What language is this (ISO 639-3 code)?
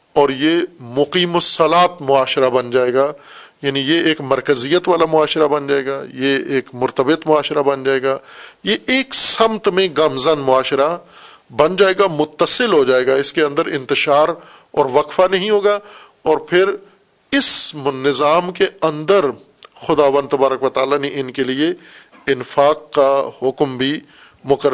urd